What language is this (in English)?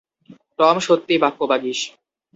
Bangla